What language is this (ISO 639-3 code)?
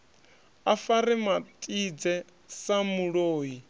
ven